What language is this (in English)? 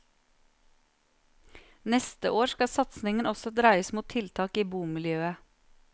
Norwegian